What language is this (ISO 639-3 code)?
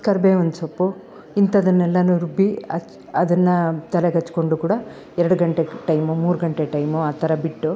kan